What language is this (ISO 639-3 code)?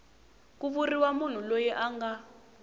tso